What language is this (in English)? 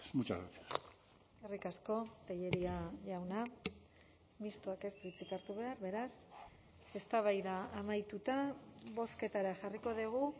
Basque